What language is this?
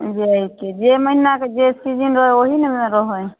Maithili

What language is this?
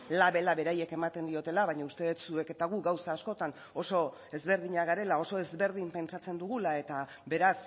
Basque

